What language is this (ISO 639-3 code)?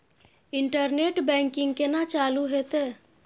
mai